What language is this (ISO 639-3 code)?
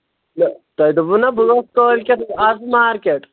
kas